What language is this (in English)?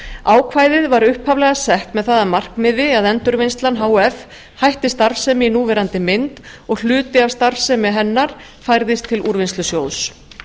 Icelandic